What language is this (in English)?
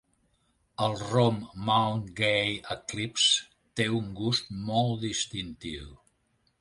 Catalan